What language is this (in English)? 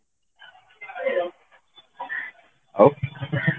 Odia